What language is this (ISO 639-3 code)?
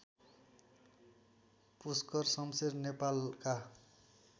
nep